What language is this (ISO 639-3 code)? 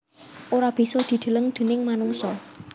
jav